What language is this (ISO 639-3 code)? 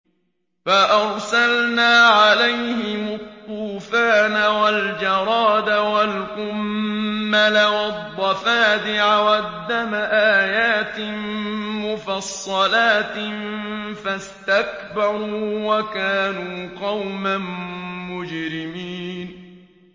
ara